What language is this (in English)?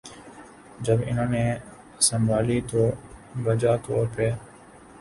Urdu